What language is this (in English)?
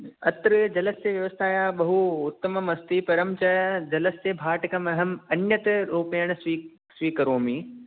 Sanskrit